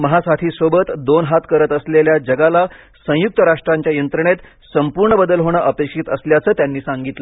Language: Marathi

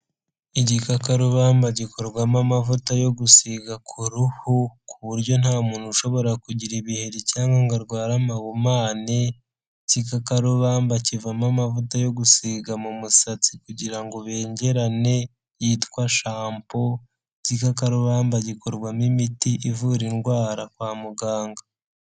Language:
Kinyarwanda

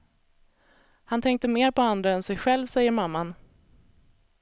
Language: Swedish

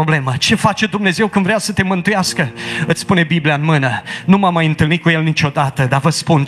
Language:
Romanian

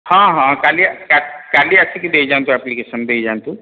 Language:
Odia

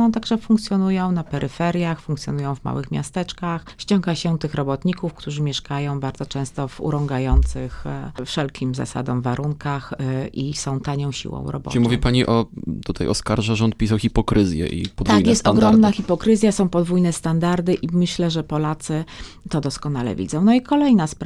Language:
Polish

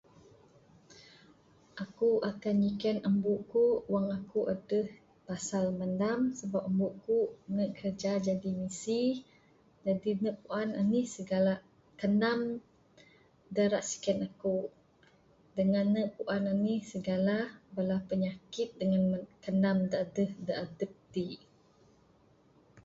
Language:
Bukar-Sadung Bidayuh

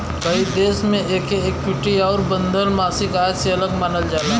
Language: Bhojpuri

